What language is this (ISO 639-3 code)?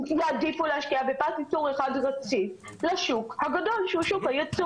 heb